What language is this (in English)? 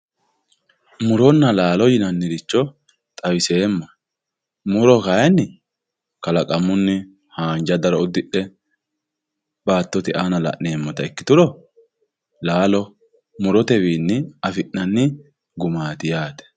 Sidamo